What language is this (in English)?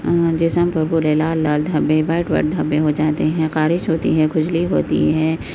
Urdu